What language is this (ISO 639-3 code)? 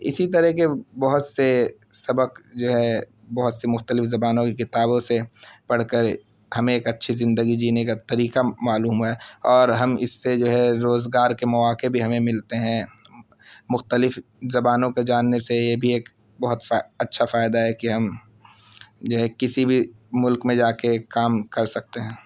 urd